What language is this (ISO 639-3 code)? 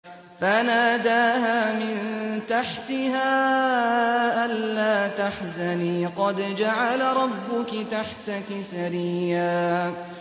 ara